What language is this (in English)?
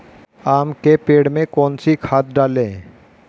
Hindi